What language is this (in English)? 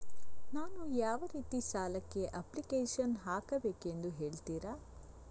Kannada